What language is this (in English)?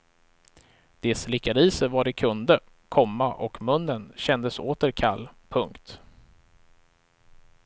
Swedish